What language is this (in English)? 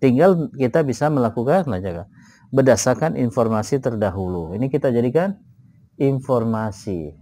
Indonesian